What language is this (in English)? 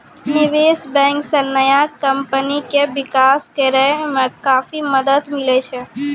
Maithili